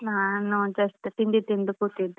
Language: Kannada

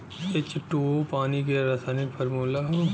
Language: Bhojpuri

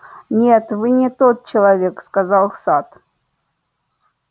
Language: Russian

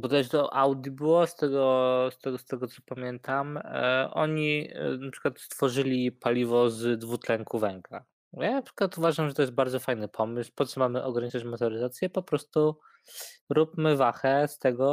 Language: Polish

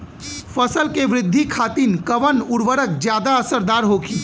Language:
Bhojpuri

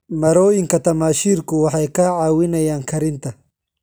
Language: Somali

